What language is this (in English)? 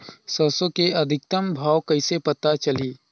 Chhattisgarhi